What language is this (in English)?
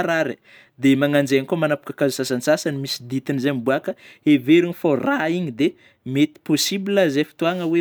Northern Betsimisaraka Malagasy